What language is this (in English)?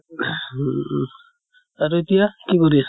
Assamese